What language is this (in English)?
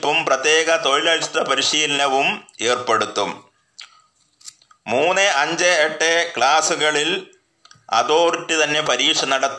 Malayalam